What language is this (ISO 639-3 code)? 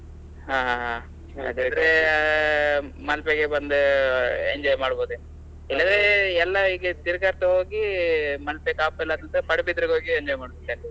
kan